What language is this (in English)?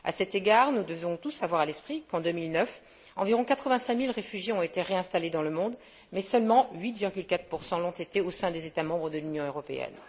French